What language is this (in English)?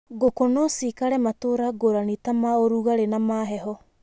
Kikuyu